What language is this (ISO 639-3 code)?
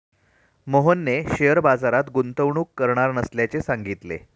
mar